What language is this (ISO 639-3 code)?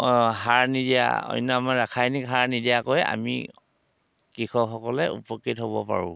asm